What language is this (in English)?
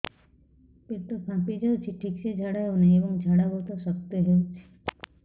Odia